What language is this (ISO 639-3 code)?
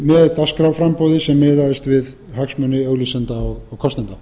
isl